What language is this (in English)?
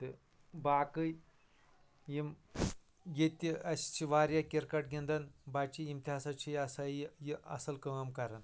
Kashmiri